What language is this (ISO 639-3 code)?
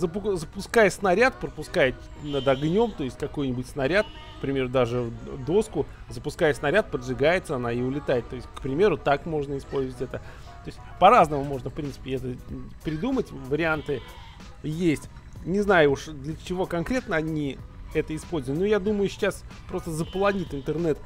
rus